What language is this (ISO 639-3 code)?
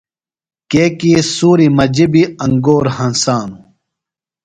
phl